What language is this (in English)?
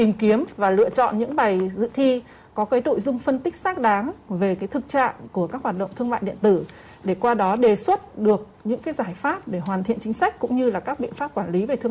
Vietnamese